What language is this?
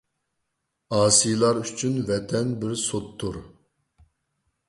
Uyghur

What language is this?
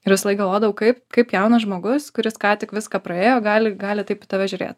Lithuanian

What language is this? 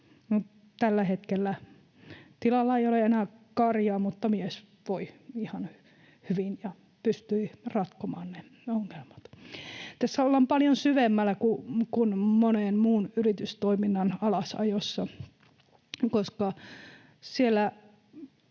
Finnish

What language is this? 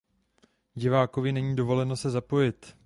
Czech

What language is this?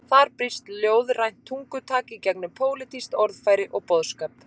Icelandic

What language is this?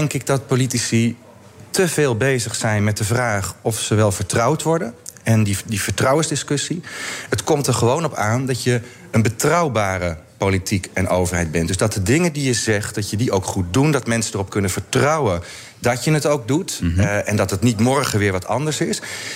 Dutch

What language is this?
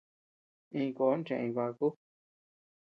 Tepeuxila Cuicatec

